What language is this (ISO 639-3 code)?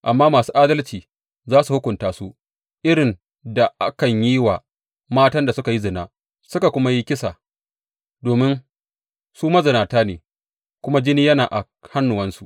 hau